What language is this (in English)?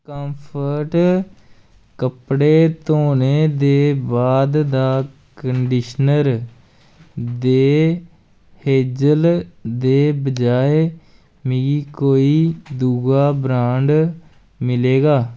Dogri